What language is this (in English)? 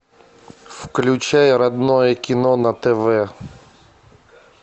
Russian